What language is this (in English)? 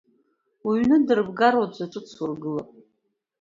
Abkhazian